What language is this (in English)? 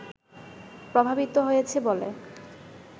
Bangla